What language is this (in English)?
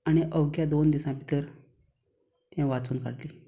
Konkani